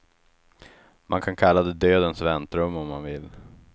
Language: Swedish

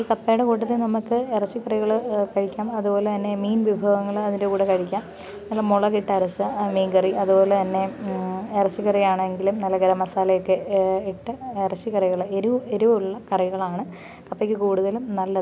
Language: Malayalam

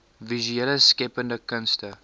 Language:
Afrikaans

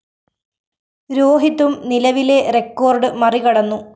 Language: Malayalam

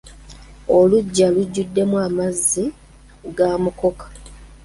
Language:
Ganda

